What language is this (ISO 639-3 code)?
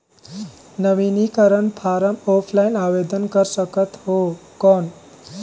hne